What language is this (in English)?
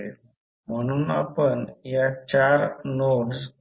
Marathi